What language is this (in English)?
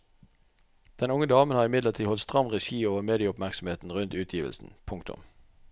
Norwegian